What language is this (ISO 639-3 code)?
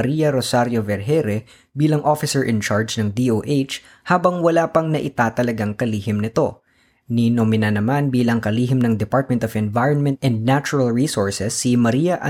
fil